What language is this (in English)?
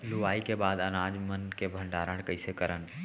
Chhattisgarhi